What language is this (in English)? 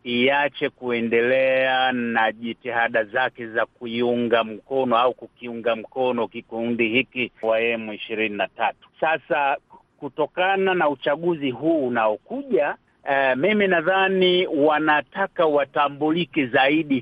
Swahili